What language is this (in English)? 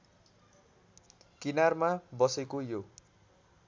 Nepali